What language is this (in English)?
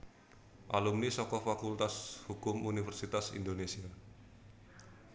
Javanese